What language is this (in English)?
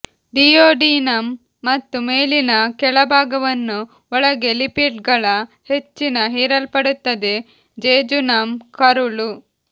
Kannada